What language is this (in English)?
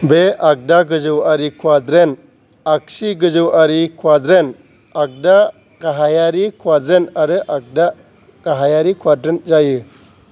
Bodo